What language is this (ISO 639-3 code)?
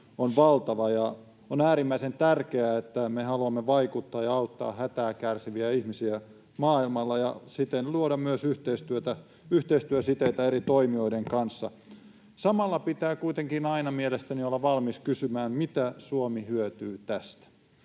fin